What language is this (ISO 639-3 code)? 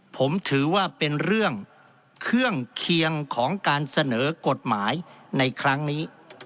tha